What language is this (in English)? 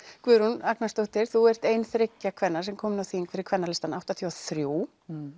Icelandic